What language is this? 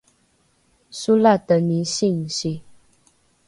Rukai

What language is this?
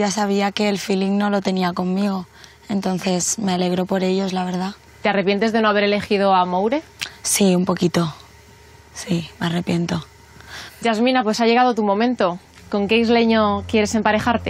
Spanish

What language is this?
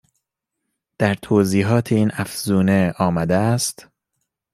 Persian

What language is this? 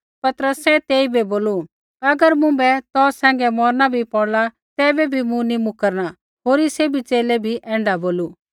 Kullu Pahari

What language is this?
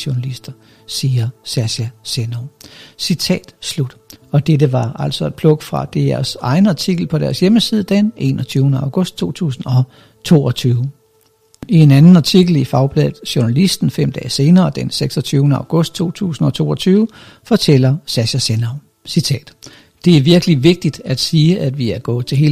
Danish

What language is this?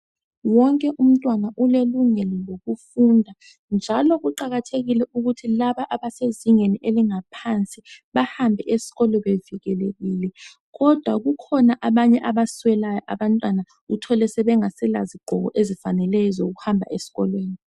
North Ndebele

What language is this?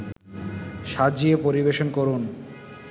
Bangla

